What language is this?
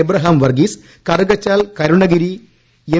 Malayalam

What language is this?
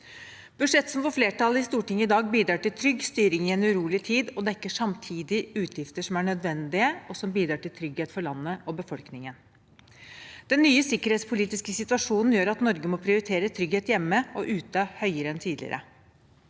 Norwegian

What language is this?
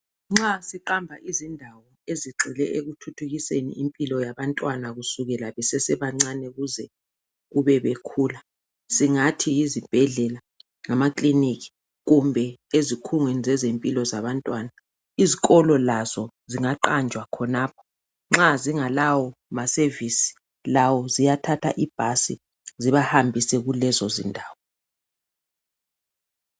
North Ndebele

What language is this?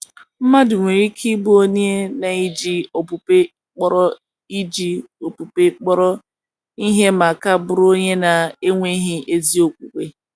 Igbo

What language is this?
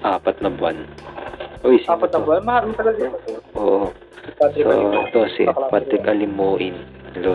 Filipino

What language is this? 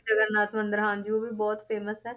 Punjabi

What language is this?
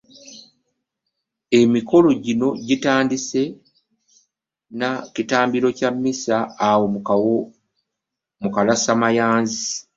Ganda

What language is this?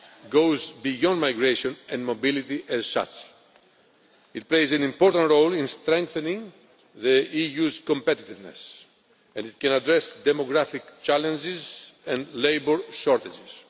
English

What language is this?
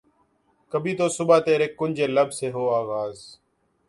Urdu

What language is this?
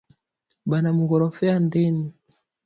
Swahili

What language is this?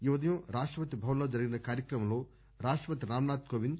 Telugu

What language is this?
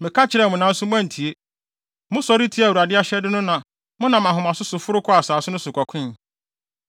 Akan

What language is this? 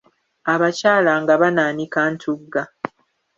Ganda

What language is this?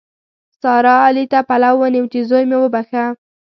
Pashto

